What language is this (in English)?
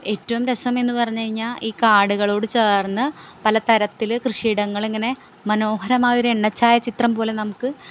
Malayalam